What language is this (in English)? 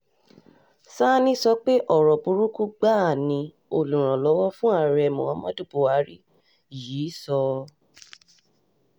Yoruba